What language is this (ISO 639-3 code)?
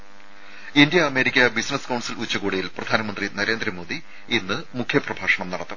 mal